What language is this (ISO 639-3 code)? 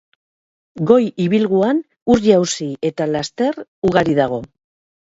eus